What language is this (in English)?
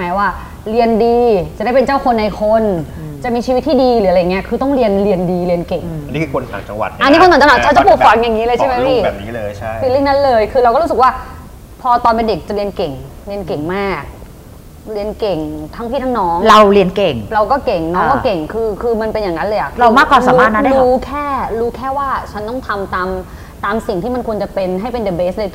Thai